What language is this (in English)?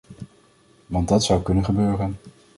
Dutch